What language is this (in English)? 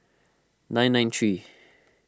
English